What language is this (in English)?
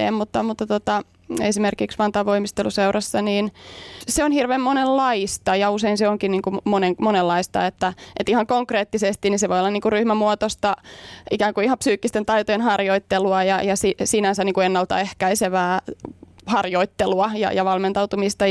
Finnish